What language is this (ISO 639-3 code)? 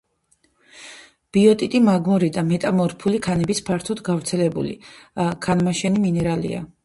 kat